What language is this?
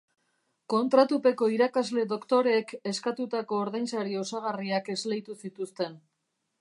Basque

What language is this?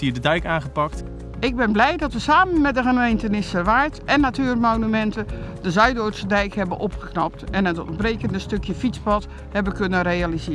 Dutch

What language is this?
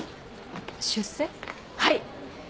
Japanese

